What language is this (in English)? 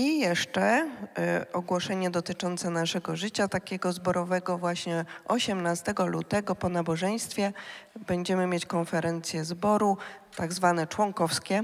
Polish